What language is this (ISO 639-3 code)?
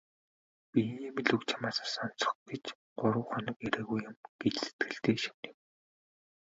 mon